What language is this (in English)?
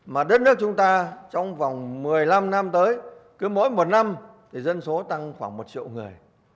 Vietnamese